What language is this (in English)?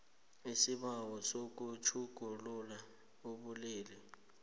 South Ndebele